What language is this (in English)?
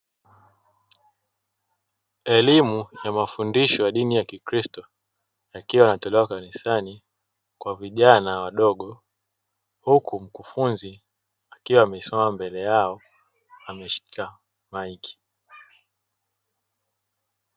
Swahili